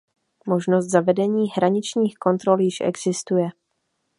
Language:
Czech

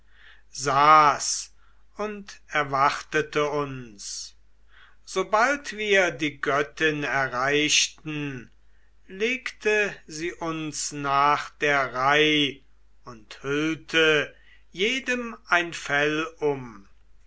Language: German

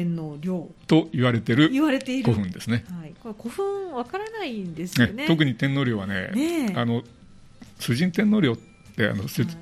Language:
Japanese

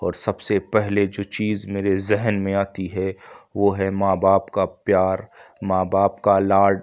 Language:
Urdu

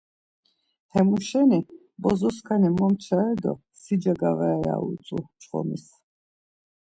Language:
Laz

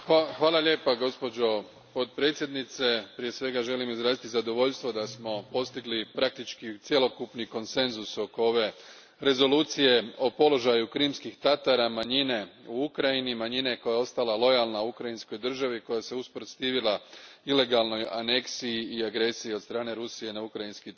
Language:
Croatian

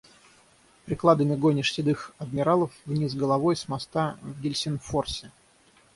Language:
Russian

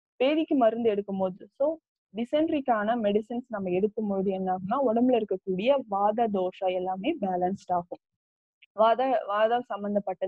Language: Tamil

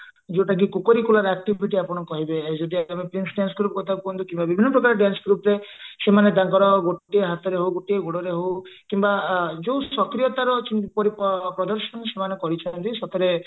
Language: Odia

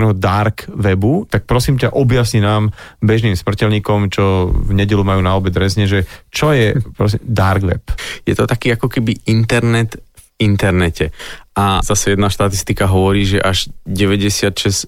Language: Slovak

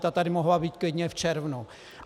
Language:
Czech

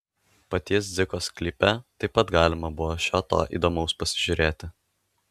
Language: Lithuanian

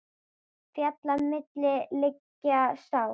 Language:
Icelandic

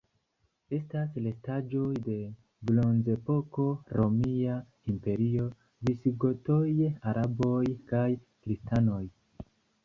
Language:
Esperanto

